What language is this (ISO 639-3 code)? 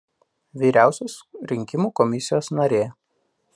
lit